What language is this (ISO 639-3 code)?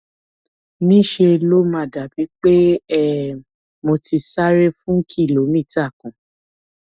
yor